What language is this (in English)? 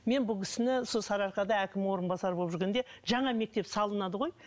Kazakh